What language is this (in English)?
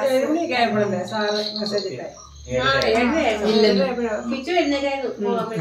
Malayalam